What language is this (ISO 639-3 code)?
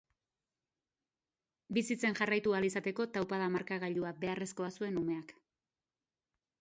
eus